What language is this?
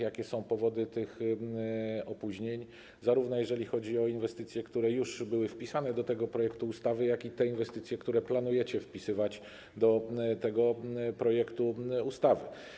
Polish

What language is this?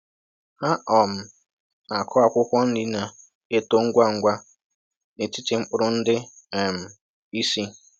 Igbo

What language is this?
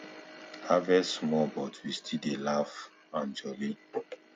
Nigerian Pidgin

